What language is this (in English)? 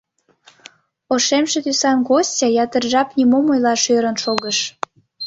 Mari